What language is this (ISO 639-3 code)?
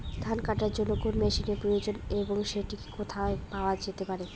ben